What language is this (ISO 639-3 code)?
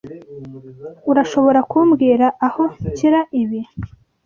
kin